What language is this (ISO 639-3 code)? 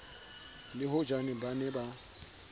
sot